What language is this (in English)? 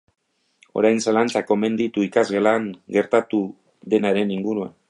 Basque